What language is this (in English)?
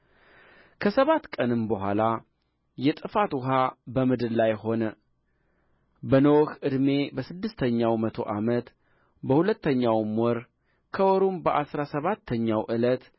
Amharic